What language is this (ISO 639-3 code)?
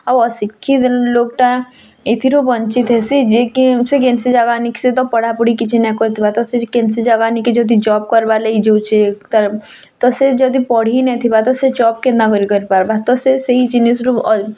ori